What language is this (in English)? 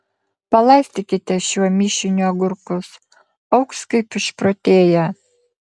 Lithuanian